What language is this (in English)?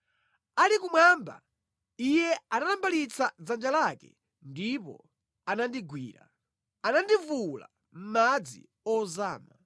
Nyanja